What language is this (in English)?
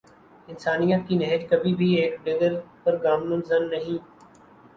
Urdu